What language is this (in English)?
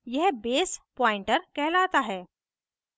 Hindi